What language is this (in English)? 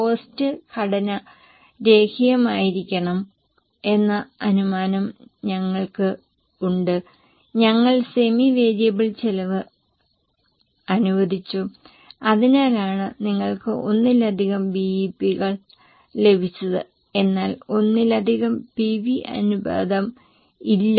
Malayalam